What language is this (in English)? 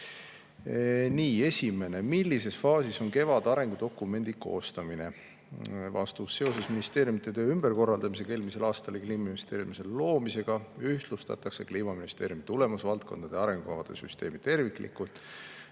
Estonian